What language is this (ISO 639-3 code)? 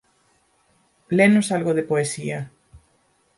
glg